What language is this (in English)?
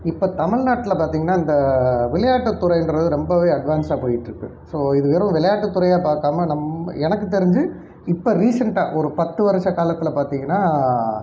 Tamil